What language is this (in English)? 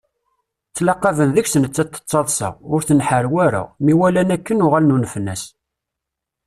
Kabyle